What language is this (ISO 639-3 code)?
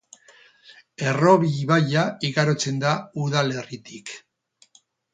eus